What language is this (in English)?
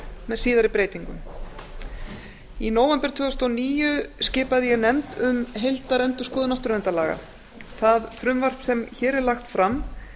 Icelandic